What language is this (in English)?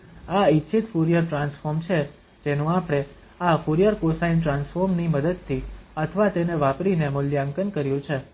Gujarati